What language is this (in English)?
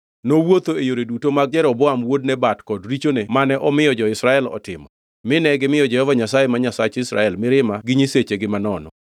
Luo (Kenya and Tanzania)